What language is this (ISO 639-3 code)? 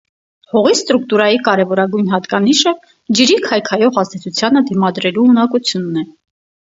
hye